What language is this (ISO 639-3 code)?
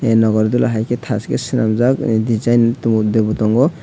trp